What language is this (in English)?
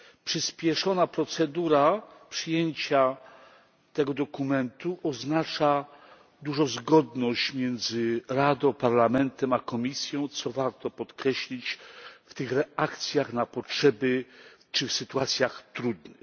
Polish